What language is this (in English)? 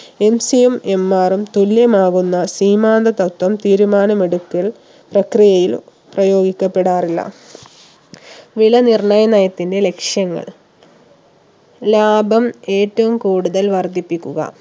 Malayalam